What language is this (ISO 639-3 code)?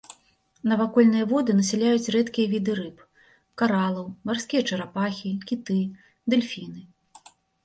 bel